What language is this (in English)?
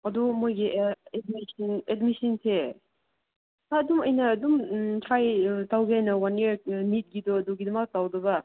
Manipuri